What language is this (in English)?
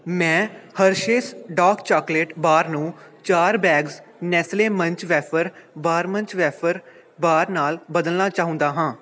Punjabi